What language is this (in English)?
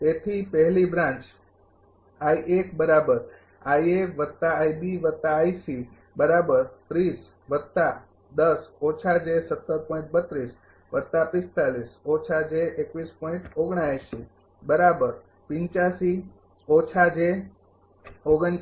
Gujarati